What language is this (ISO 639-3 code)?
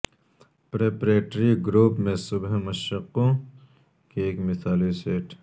urd